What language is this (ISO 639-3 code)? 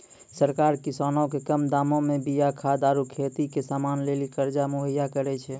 mai